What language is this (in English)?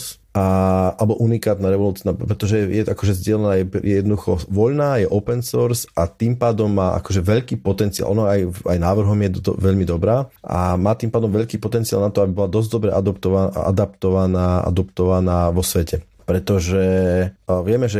Slovak